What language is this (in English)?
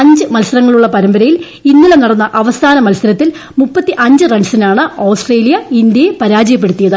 Malayalam